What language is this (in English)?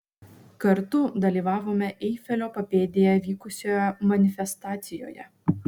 Lithuanian